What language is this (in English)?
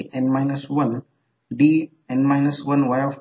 Marathi